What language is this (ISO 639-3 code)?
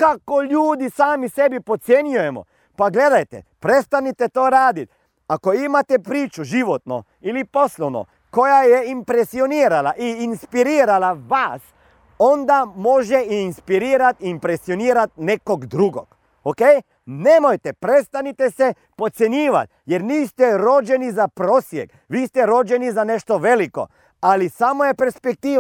hrv